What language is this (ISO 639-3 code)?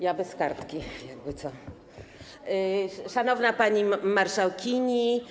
pol